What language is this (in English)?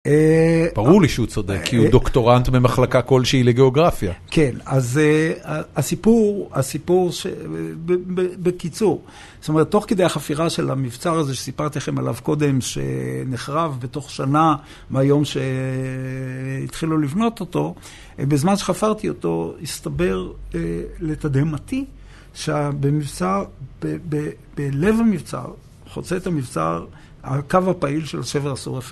Hebrew